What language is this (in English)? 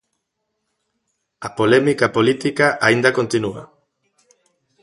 Galician